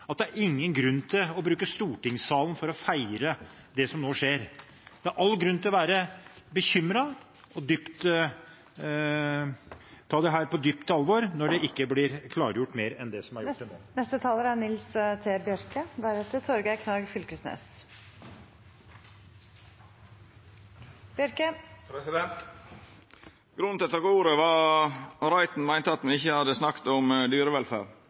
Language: Norwegian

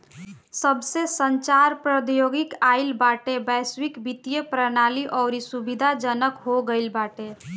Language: Bhojpuri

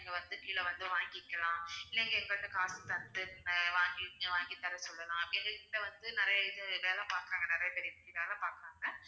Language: Tamil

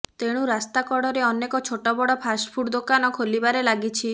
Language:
Odia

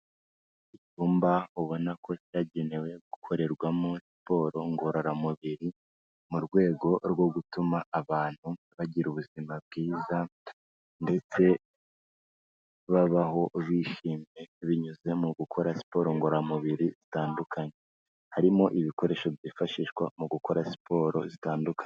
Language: Kinyarwanda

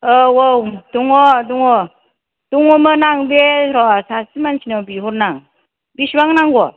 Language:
Bodo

